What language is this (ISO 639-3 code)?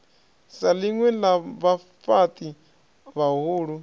ven